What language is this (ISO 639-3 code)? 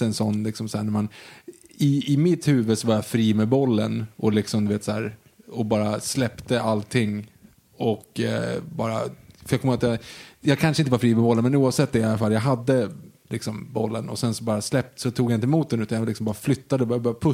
swe